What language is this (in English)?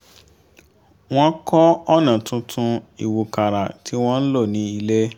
Yoruba